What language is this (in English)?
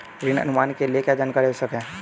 Hindi